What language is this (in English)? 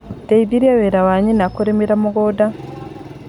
Kikuyu